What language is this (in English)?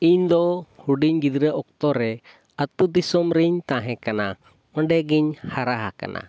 Santali